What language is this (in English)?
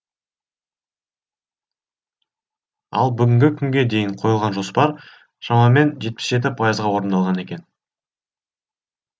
Kazakh